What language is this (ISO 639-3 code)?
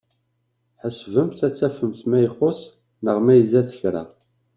kab